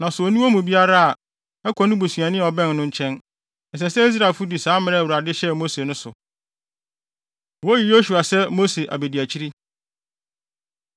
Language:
Akan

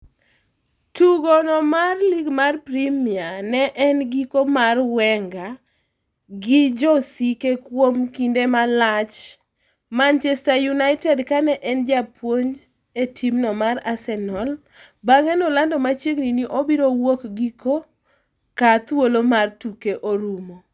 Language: Luo (Kenya and Tanzania)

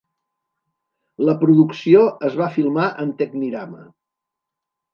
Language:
Catalan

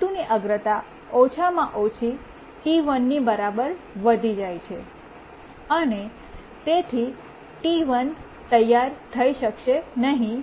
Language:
Gujarati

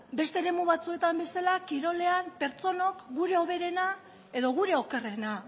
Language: Basque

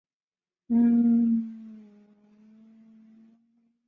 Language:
Chinese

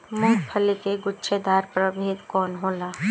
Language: Bhojpuri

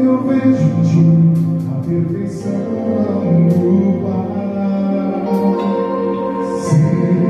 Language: Portuguese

